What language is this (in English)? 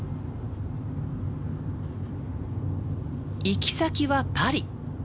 Japanese